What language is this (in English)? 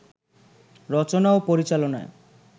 Bangla